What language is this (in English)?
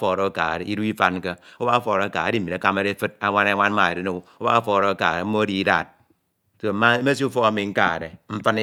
Ito